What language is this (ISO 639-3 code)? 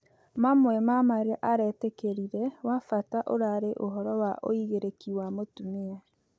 kik